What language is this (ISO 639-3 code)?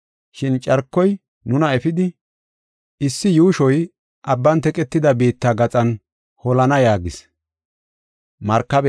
gof